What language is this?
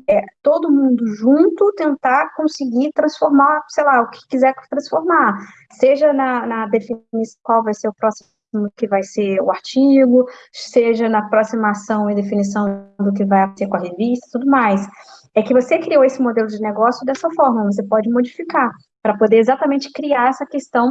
Portuguese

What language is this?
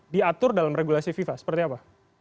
Indonesian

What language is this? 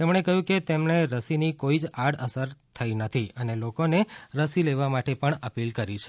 Gujarati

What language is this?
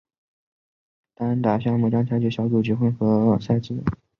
Chinese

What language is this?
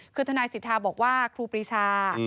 Thai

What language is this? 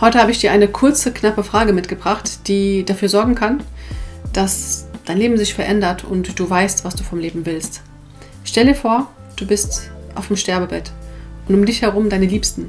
German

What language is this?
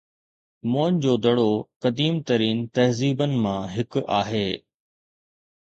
Sindhi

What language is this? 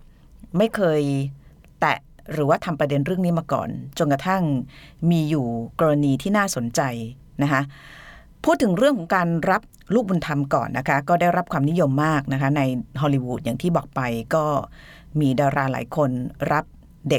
Thai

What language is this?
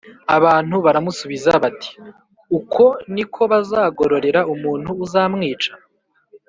Kinyarwanda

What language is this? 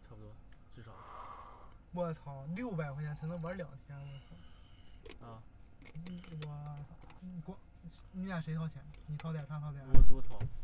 Chinese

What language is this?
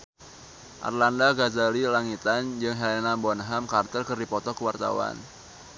Sundanese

